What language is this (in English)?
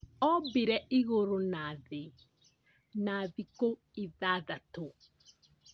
Kikuyu